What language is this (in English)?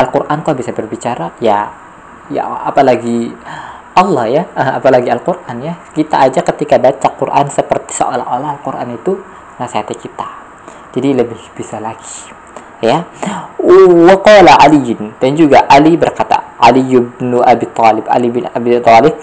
Indonesian